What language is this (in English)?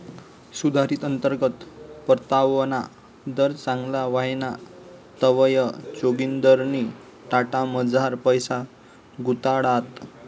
Marathi